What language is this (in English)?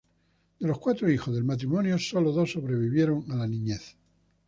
Spanish